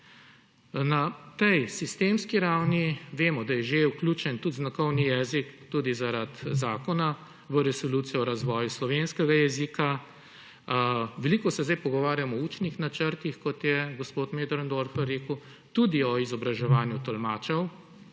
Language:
Slovenian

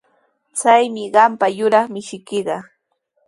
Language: Sihuas Ancash Quechua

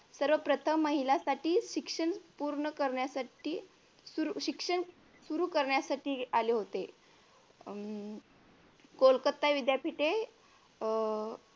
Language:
Marathi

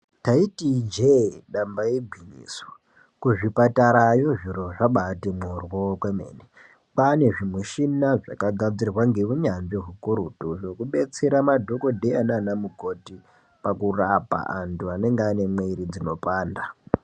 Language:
Ndau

